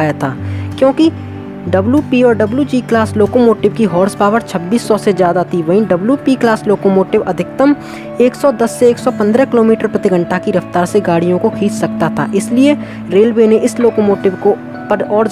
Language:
Hindi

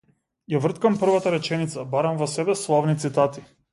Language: Macedonian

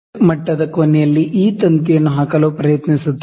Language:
Kannada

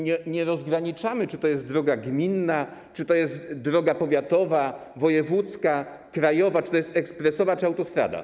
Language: Polish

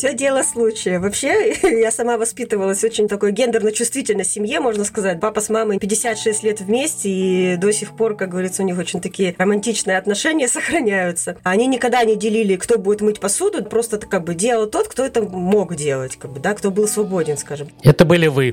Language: Russian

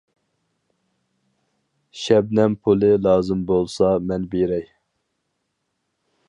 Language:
Uyghur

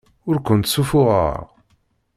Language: Kabyle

